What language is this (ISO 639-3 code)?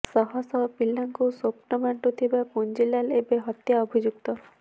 ori